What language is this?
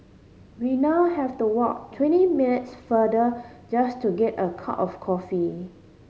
English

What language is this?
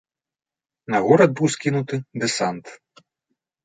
Belarusian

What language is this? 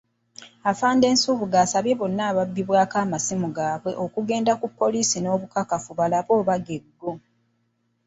Ganda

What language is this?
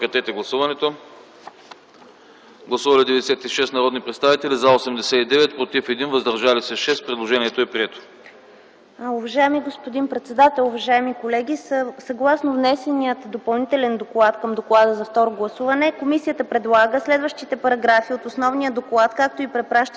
Bulgarian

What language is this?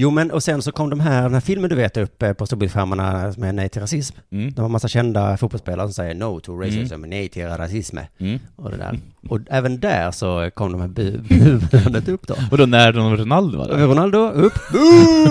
Swedish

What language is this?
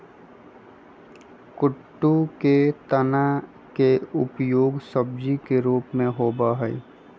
Magahi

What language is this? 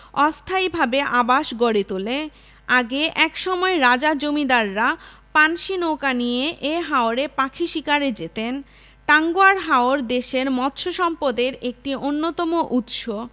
Bangla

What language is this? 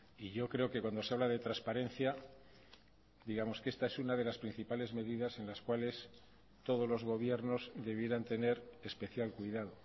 Spanish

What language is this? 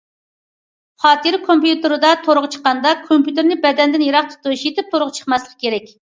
Uyghur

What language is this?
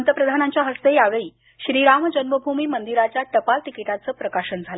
Marathi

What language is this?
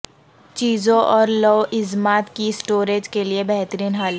Urdu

